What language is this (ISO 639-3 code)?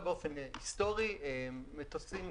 heb